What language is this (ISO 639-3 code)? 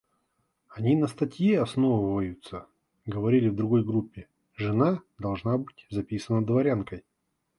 rus